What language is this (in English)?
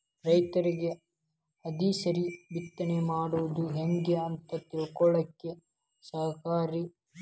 Kannada